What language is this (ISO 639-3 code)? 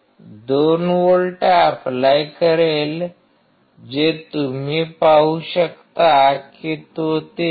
mar